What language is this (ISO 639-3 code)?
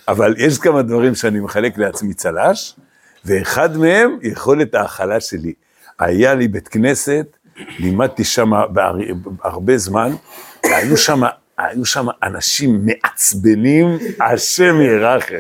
heb